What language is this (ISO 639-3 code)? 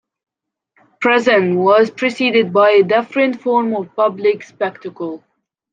eng